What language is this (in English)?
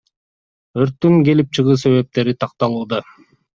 Kyrgyz